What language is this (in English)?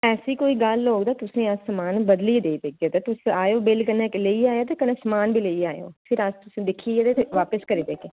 Dogri